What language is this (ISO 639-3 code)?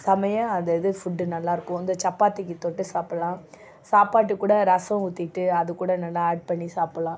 tam